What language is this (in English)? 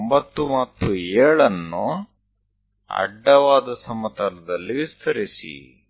Kannada